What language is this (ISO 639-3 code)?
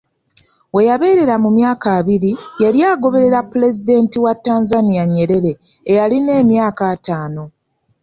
lug